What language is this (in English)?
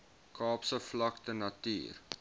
Afrikaans